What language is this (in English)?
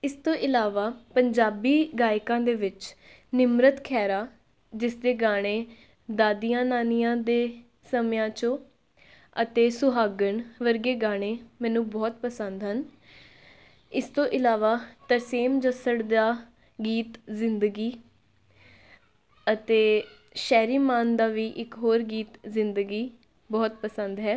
Punjabi